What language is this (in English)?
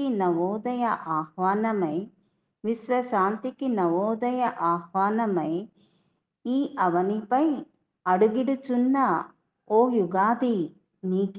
Telugu